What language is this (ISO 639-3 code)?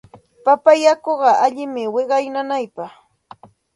qxt